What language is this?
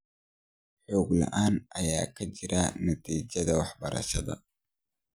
Somali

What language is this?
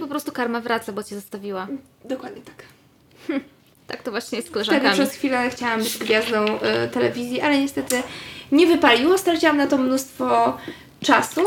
Polish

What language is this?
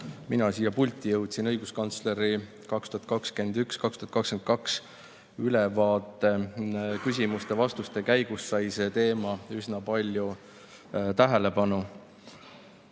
Estonian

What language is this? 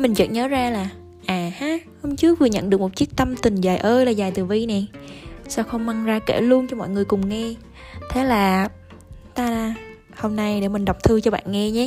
Vietnamese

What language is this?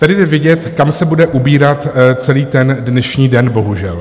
Czech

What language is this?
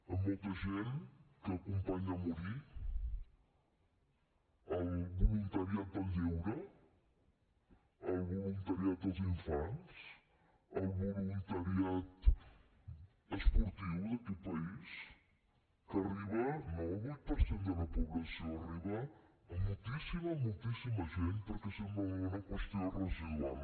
Catalan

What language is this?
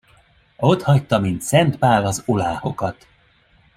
Hungarian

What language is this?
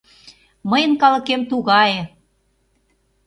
Mari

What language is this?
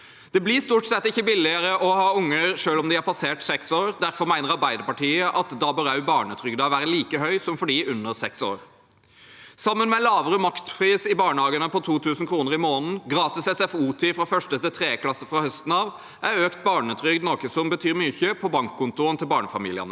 Norwegian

